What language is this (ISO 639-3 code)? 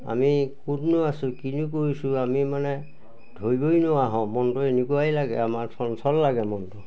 asm